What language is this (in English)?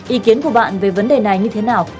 Vietnamese